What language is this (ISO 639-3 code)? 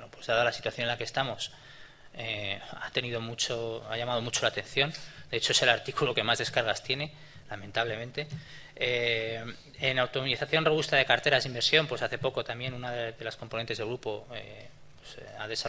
spa